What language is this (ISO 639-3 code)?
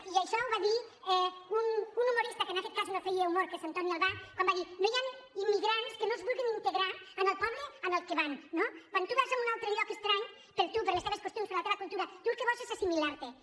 cat